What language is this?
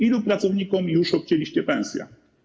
Polish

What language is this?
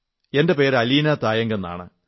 Malayalam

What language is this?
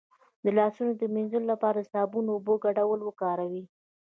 Pashto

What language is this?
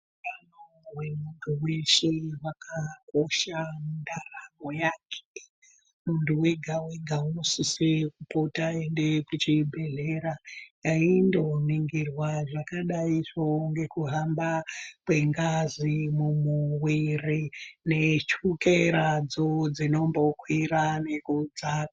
Ndau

